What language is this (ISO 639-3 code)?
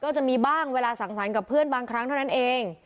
tha